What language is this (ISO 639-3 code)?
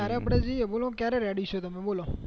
guj